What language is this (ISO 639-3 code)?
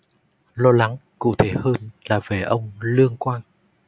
vie